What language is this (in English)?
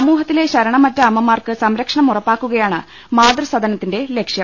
Malayalam